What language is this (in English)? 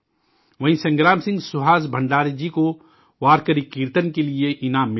Urdu